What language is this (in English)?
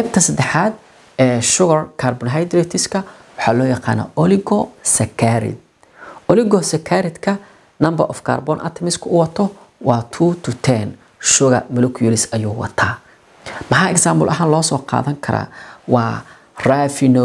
Arabic